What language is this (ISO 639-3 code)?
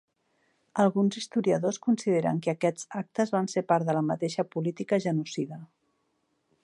cat